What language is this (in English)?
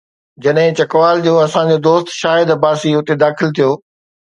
Sindhi